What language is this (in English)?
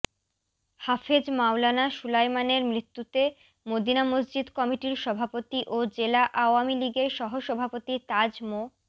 Bangla